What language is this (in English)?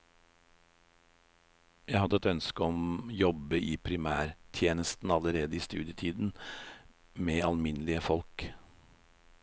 Norwegian